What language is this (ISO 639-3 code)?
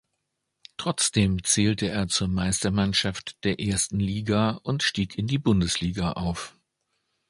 deu